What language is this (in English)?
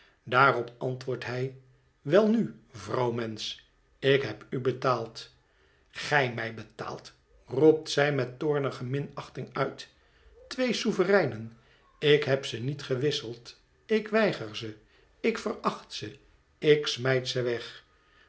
Dutch